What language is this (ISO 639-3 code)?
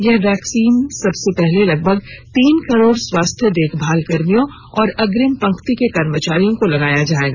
hin